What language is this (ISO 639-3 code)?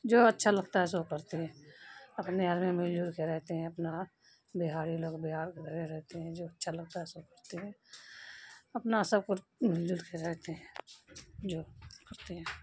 urd